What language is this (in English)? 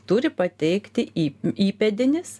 Lithuanian